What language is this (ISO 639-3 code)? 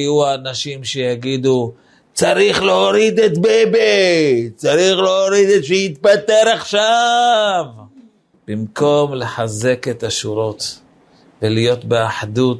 heb